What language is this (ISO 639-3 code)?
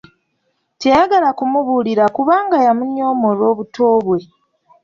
lug